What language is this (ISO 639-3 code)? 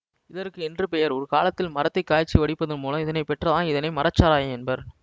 tam